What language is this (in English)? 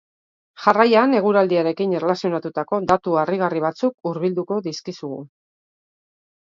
Basque